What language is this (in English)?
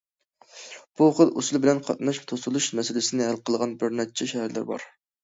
Uyghur